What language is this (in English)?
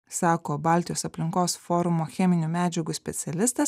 Lithuanian